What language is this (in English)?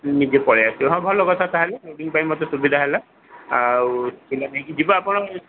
Odia